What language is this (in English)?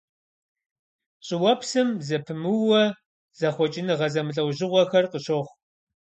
Kabardian